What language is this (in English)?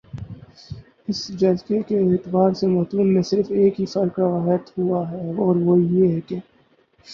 Urdu